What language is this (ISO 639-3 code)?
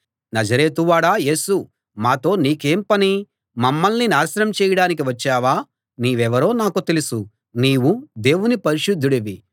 tel